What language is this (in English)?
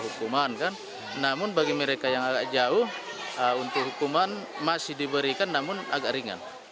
Indonesian